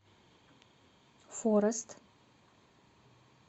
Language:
Russian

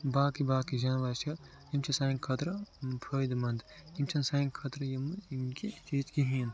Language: Kashmiri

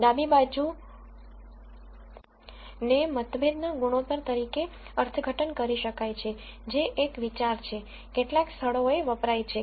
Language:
Gujarati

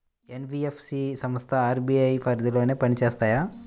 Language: Telugu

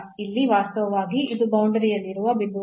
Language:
Kannada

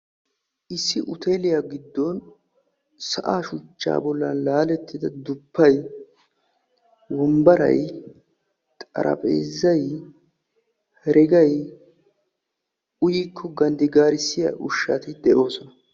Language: Wolaytta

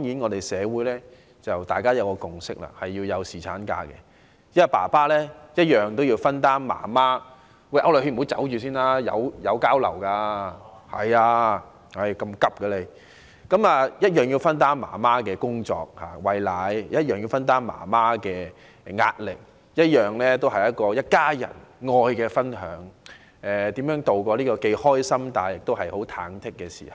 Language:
Cantonese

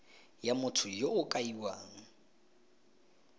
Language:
Tswana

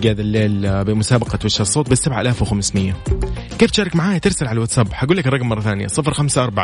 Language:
Arabic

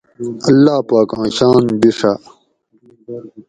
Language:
Gawri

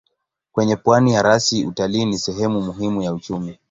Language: Swahili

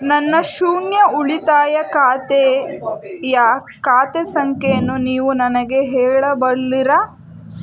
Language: Kannada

